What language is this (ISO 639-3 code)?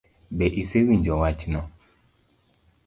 luo